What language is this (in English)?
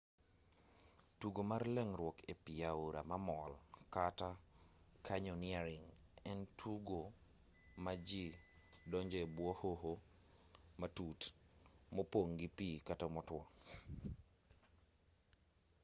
Luo (Kenya and Tanzania)